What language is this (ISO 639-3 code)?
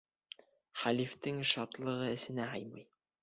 bak